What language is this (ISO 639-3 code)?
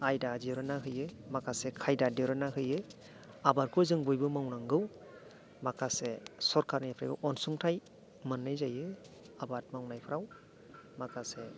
brx